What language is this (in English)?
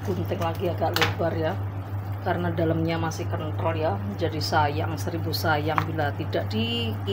Indonesian